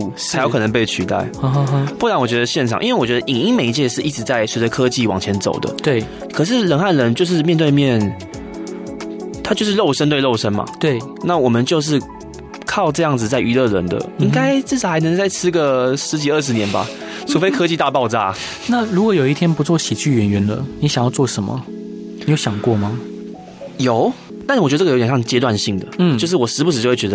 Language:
Chinese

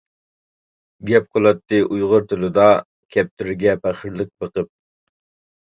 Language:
Uyghur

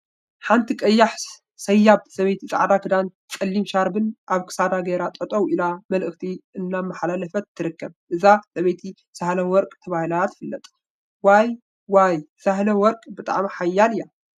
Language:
Tigrinya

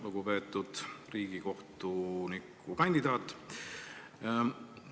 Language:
Estonian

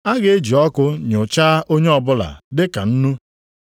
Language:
Igbo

